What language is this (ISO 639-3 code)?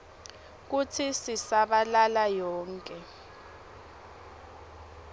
ssw